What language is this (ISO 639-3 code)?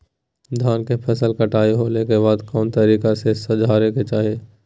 mag